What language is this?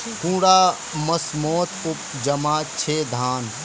Magahi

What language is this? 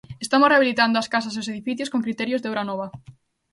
Galician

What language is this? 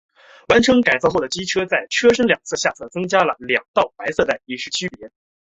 Chinese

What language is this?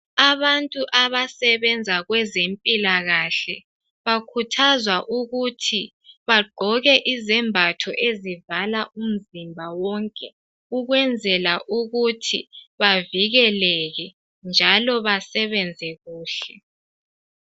North Ndebele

